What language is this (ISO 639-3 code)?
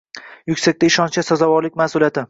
uzb